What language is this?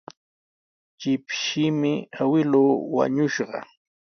Sihuas Ancash Quechua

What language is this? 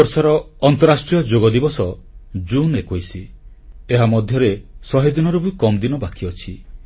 Odia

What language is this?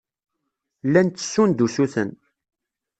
Kabyle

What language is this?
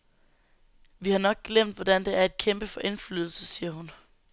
Danish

